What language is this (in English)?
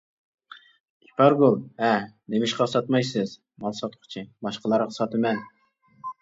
Uyghur